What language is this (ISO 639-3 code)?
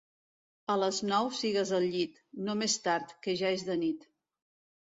cat